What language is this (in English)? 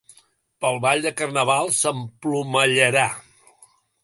Catalan